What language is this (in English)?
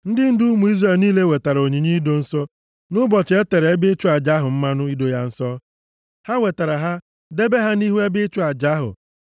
Igbo